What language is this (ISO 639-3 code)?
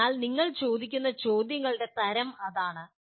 mal